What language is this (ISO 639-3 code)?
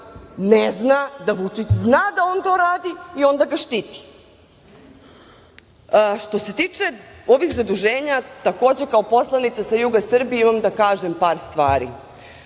srp